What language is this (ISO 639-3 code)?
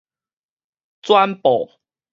nan